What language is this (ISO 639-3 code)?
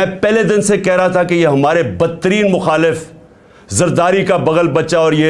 urd